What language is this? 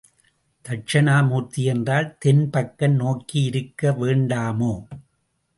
Tamil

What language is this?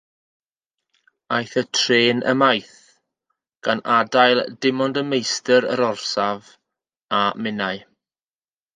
Welsh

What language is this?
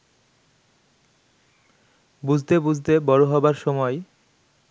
Bangla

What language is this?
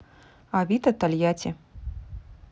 Russian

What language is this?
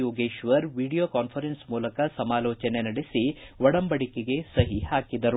Kannada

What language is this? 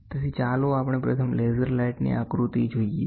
Gujarati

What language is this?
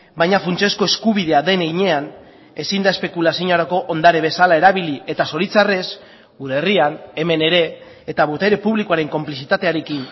Basque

